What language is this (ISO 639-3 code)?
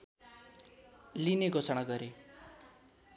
nep